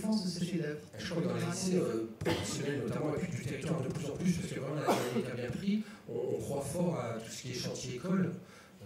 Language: French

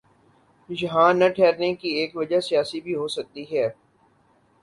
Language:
Urdu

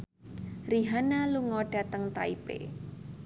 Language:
Javanese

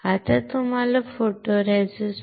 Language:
Marathi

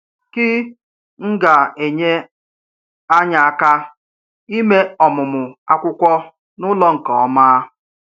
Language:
Igbo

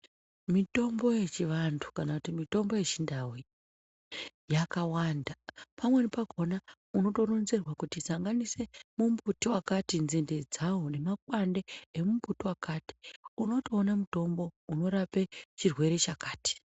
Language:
Ndau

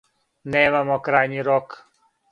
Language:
Serbian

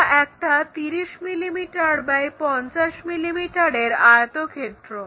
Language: Bangla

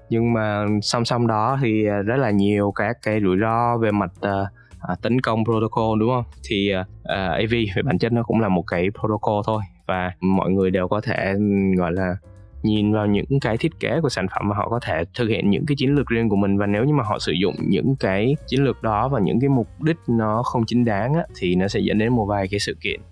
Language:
Vietnamese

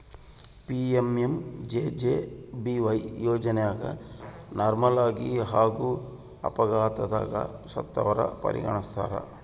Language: Kannada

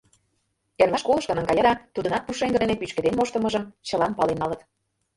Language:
Mari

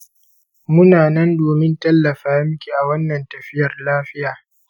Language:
Hausa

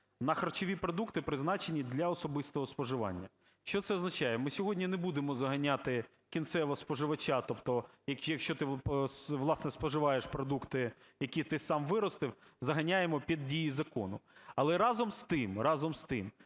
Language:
Ukrainian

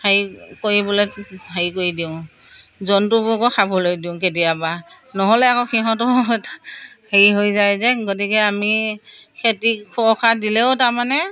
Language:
Assamese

